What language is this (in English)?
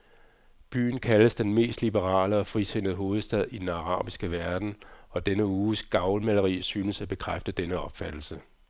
Danish